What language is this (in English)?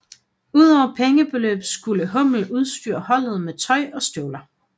Danish